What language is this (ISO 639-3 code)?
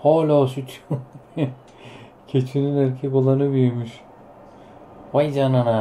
tur